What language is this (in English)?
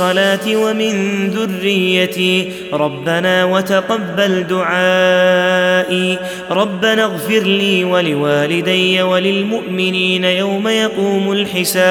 Arabic